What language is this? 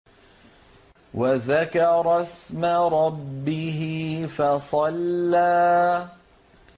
Arabic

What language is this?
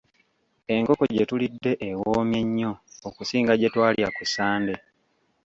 Ganda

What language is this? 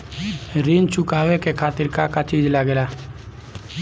Bhojpuri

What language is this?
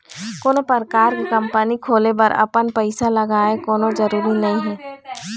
Chhattisgarhi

